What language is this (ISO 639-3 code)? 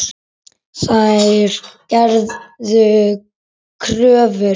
isl